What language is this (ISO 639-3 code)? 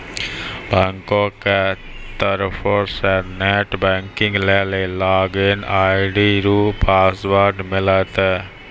mai